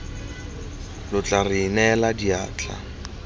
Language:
Tswana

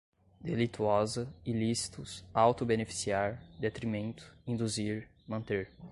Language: Portuguese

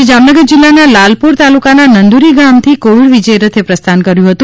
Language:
Gujarati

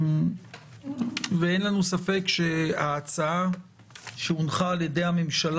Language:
Hebrew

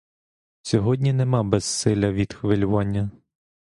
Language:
Ukrainian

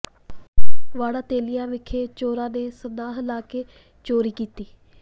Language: Punjabi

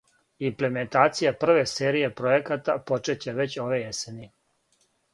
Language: Serbian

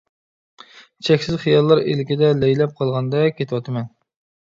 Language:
Uyghur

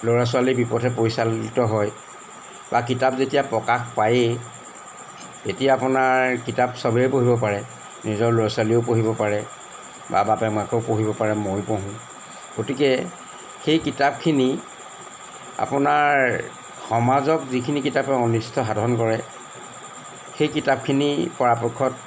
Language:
Assamese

